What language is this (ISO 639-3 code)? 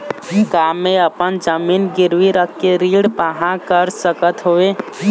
hne